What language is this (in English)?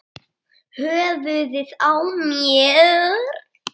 Icelandic